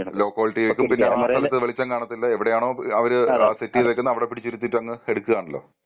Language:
Malayalam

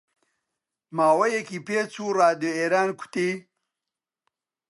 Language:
Central Kurdish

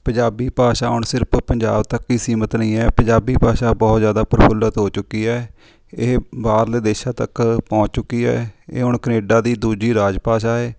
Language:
Punjabi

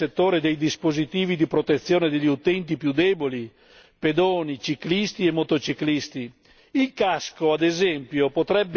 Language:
Italian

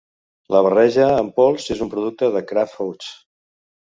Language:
Catalan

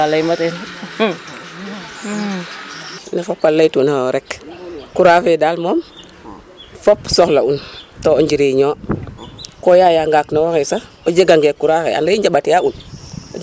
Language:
Serer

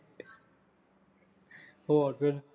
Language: Punjabi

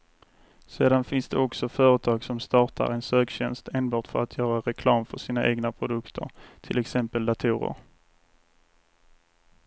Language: Swedish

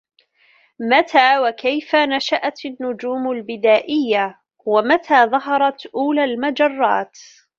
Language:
Arabic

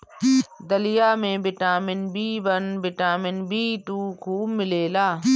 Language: Bhojpuri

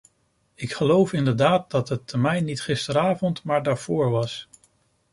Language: Dutch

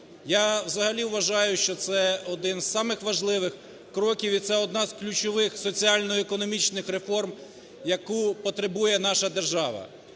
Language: Ukrainian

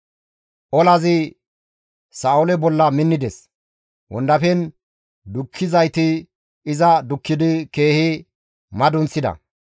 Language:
Gamo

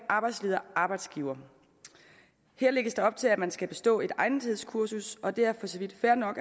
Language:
Danish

